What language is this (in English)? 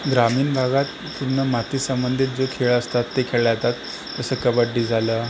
Marathi